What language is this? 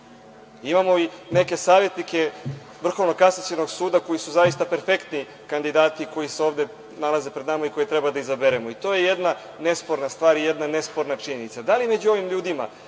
Serbian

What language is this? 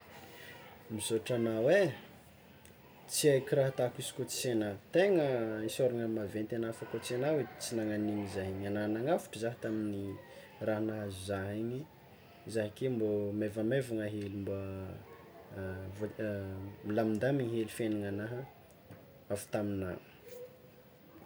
Tsimihety Malagasy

